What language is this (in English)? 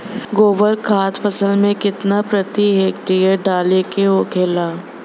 Bhojpuri